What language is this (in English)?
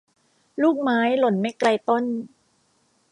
Thai